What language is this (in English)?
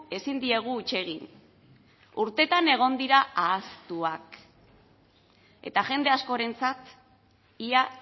Basque